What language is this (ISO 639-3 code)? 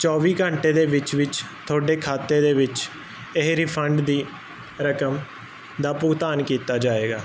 pan